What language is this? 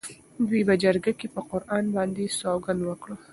Pashto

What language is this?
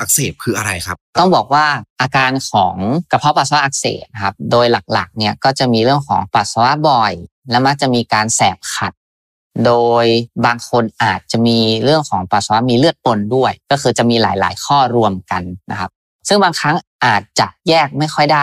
Thai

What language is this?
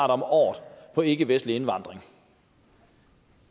Danish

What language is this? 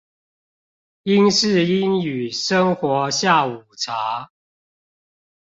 Chinese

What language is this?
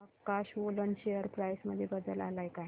Marathi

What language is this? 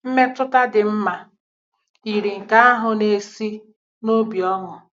Igbo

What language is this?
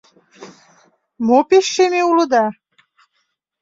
Mari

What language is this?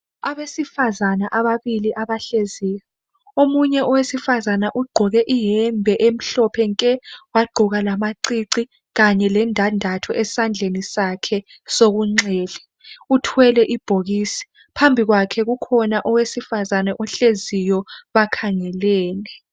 North Ndebele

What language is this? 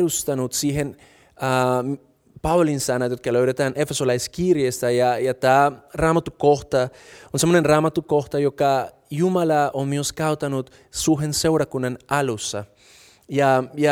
Finnish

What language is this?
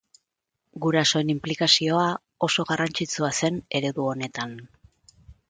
Basque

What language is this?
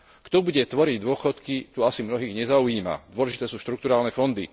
Slovak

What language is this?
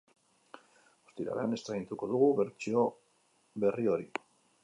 Basque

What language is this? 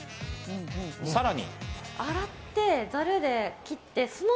Japanese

